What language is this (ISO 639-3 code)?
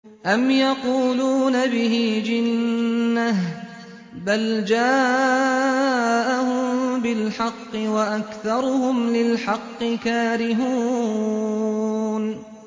ara